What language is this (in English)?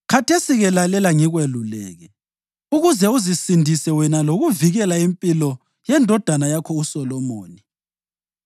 North Ndebele